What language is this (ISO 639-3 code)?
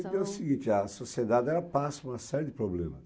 por